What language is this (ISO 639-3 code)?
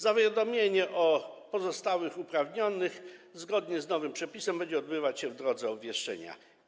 pol